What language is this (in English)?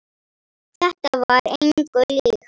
Icelandic